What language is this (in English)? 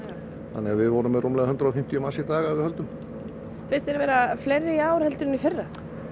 Icelandic